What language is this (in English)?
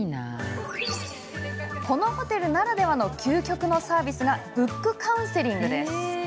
Japanese